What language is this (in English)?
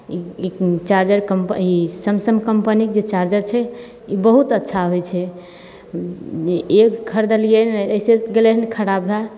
Maithili